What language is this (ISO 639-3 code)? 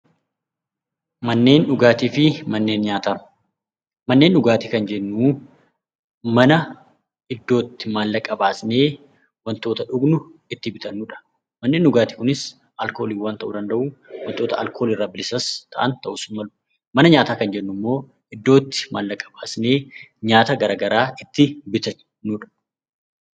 orm